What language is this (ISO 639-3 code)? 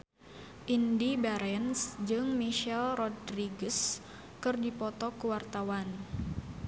sun